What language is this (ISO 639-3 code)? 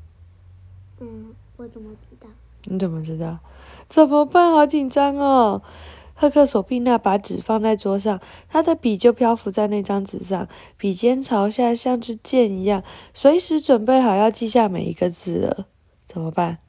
zho